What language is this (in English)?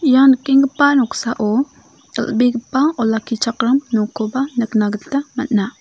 Garo